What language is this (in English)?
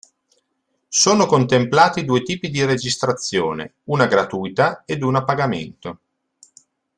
Italian